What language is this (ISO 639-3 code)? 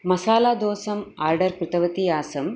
san